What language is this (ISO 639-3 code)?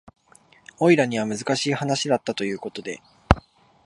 jpn